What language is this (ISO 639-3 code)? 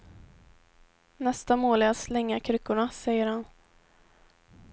swe